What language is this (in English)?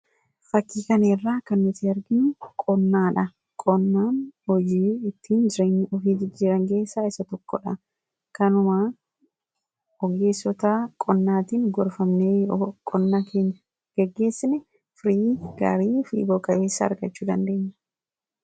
Oromo